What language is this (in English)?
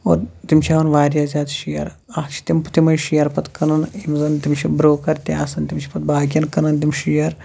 Kashmiri